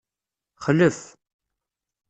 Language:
Kabyle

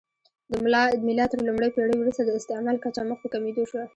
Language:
Pashto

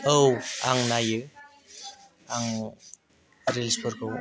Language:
Bodo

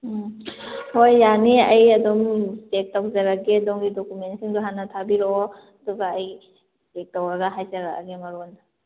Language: Manipuri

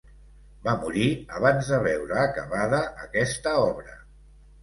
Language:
Catalan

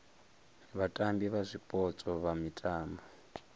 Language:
Venda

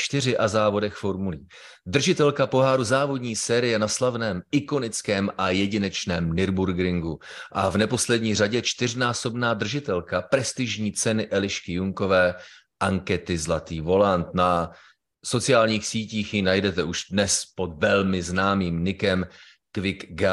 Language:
Czech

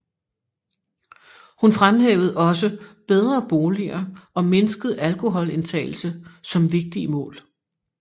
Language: Danish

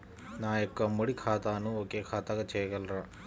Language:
Telugu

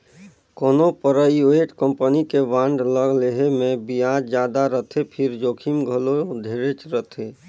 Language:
Chhattisgarhi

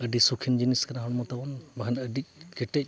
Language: Santali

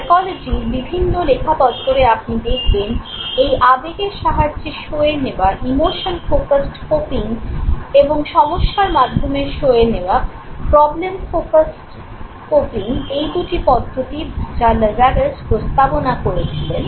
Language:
Bangla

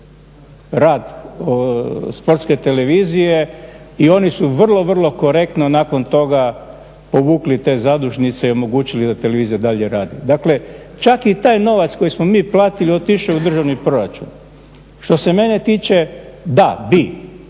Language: Croatian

